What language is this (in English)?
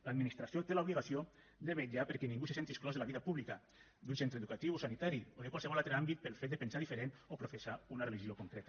Catalan